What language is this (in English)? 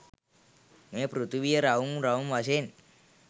Sinhala